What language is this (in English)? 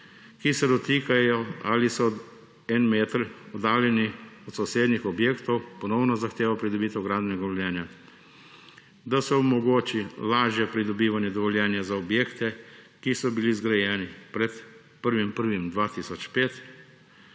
Slovenian